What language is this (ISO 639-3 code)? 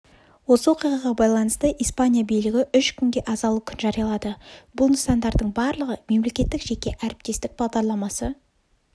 kaz